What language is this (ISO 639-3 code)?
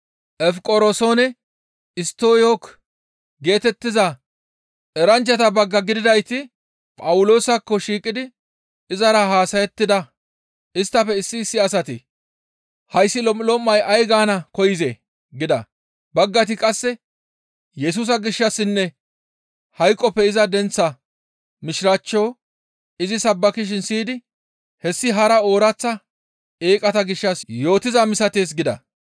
gmv